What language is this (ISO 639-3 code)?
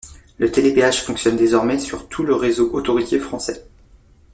fra